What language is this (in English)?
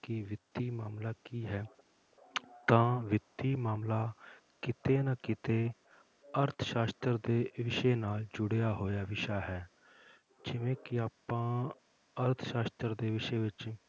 Punjabi